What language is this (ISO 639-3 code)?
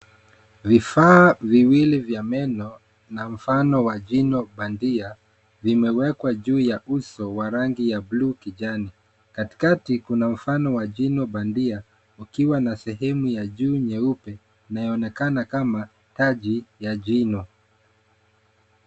swa